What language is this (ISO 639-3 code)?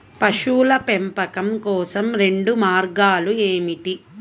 tel